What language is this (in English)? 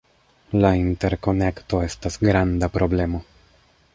Esperanto